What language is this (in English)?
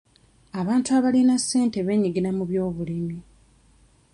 Ganda